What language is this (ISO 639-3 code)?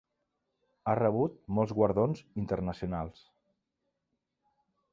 cat